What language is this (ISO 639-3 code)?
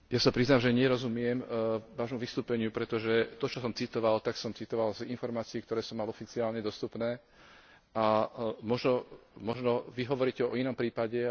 slk